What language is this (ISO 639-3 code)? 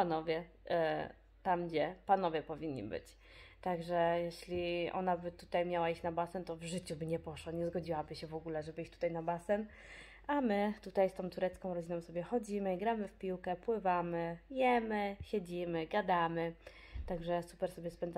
pol